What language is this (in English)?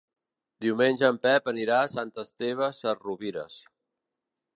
Catalan